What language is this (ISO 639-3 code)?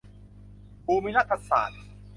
tha